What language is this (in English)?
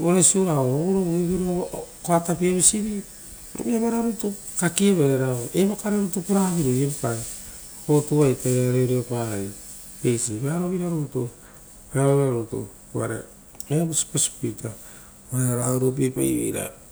Rotokas